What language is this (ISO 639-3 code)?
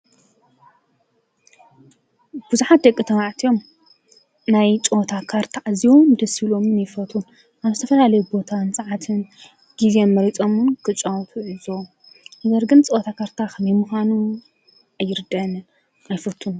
tir